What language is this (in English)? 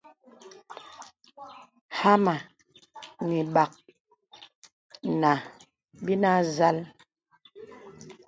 Bebele